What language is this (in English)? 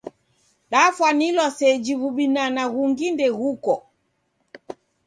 Taita